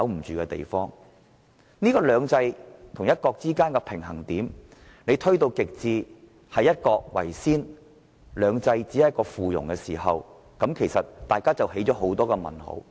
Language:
Cantonese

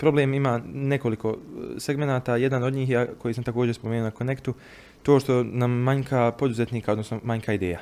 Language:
Croatian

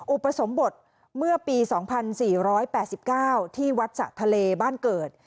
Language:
Thai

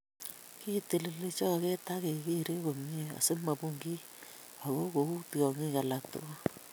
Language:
Kalenjin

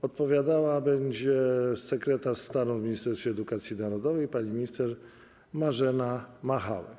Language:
Polish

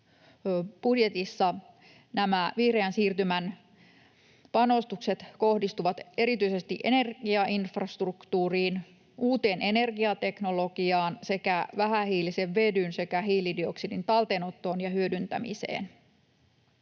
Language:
Finnish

